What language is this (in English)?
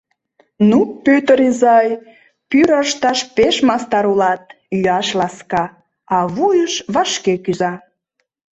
Mari